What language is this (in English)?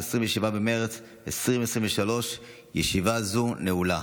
Hebrew